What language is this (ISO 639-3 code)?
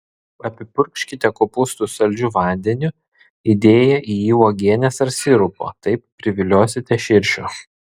lit